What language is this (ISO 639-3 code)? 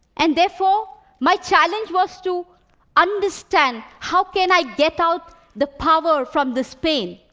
eng